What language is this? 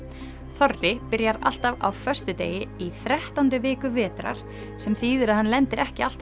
Icelandic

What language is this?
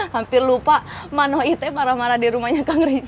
Indonesian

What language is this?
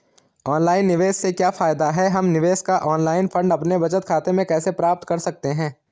Hindi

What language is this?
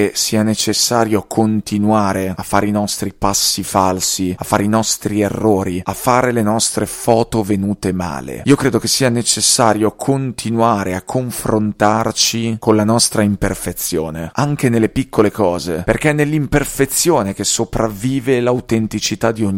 Italian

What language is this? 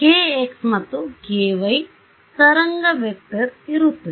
Kannada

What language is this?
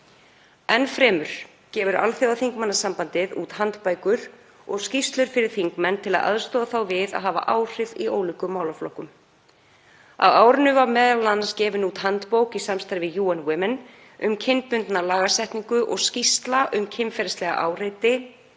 Icelandic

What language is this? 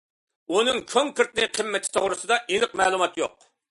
Uyghur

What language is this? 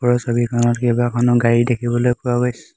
Assamese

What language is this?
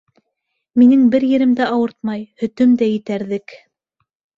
Bashkir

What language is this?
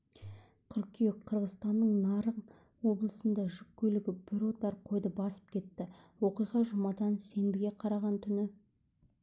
Kazakh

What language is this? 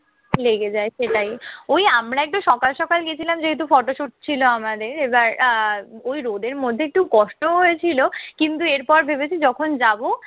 Bangla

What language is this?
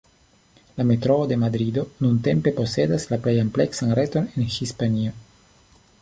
Esperanto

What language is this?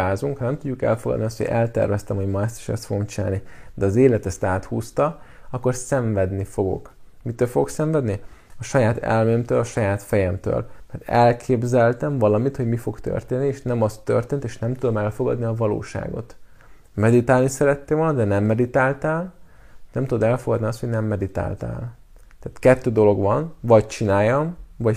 Hungarian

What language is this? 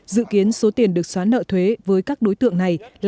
Vietnamese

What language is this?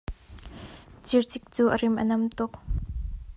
Hakha Chin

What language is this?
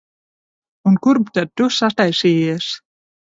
Latvian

